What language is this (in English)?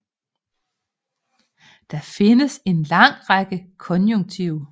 Danish